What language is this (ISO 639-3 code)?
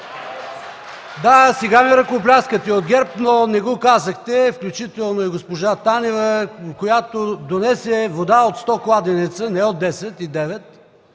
bul